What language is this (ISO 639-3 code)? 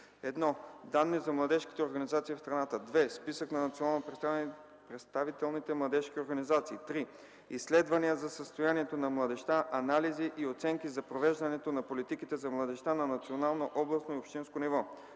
bul